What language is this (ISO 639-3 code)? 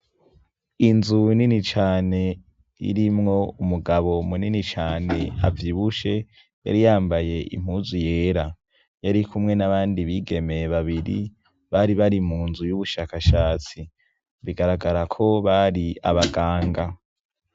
run